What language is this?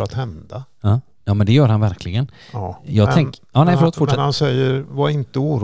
Swedish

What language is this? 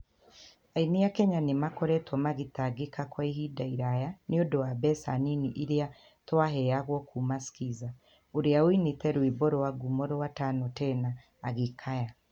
Kikuyu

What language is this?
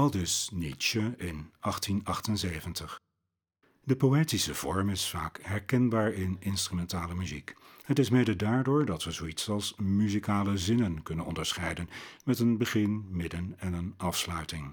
Dutch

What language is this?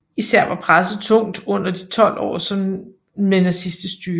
Danish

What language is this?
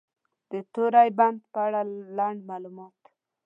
Pashto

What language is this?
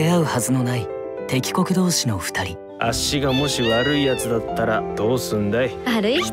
Japanese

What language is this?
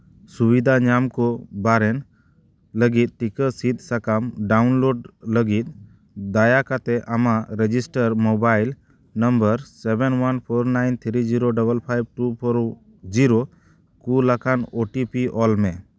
Santali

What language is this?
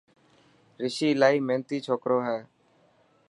Dhatki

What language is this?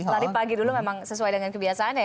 Indonesian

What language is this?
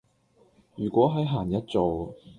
Cantonese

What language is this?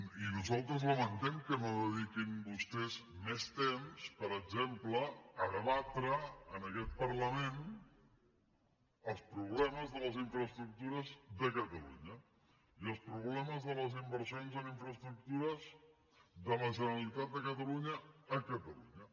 Catalan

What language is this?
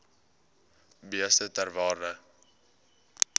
Afrikaans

